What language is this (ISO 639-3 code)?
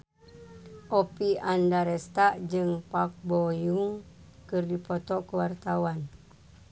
sun